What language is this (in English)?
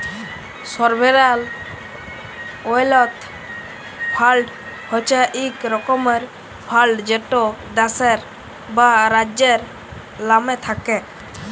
Bangla